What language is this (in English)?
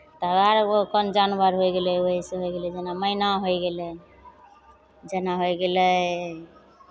Maithili